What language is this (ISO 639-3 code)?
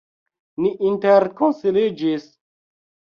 epo